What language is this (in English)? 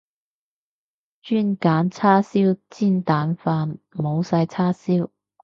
Cantonese